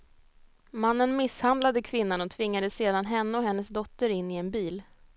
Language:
Swedish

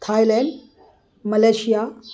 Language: Urdu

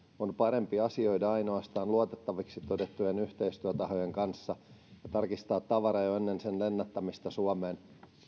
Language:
Finnish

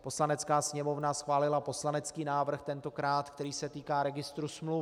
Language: Czech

